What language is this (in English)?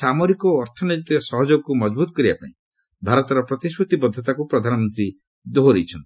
Odia